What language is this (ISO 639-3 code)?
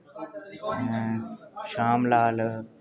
doi